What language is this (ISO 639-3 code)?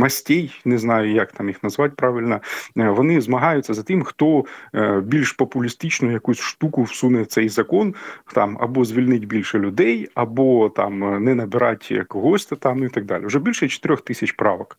ukr